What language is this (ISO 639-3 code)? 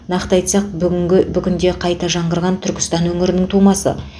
kaz